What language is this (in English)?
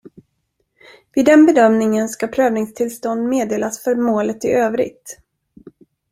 Swedish